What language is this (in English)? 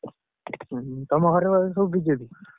Odia